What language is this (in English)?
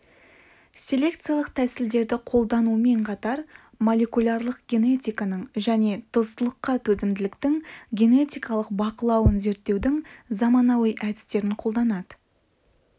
Kazakh